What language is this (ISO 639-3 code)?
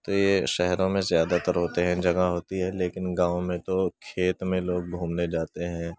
urd